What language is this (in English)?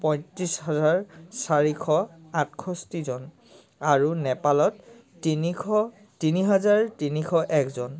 Assamese